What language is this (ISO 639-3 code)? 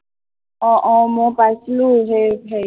asm